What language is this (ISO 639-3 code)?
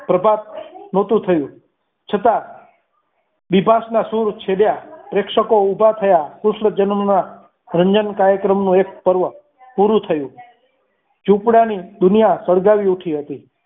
guj